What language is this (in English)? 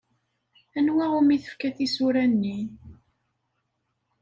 Kabyle